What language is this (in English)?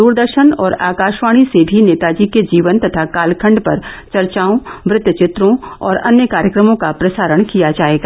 Hindi